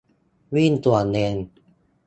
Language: Thai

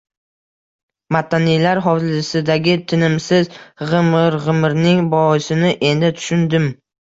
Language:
Uzbek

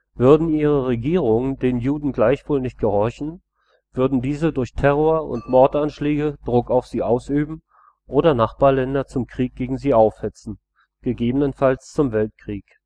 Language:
German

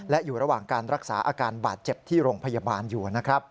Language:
Thai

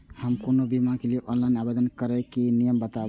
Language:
Maithili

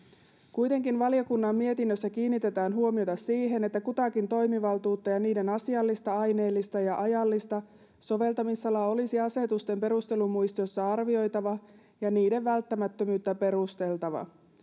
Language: Finnish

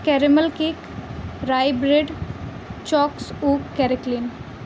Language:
Urdu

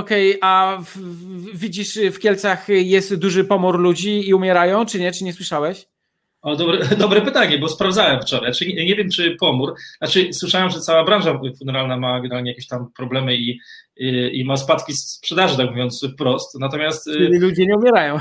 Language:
Polish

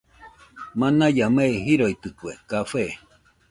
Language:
Nüpode Huitoto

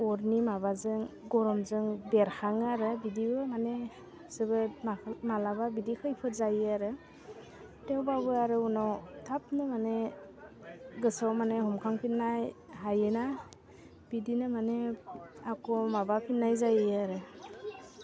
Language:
Bodo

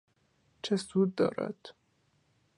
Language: Persian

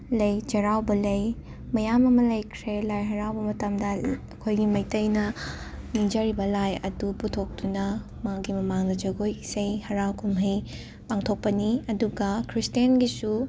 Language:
Manipuri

